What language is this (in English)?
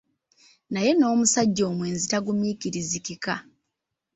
Ganda